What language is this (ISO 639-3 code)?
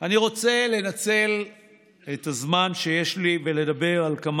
heb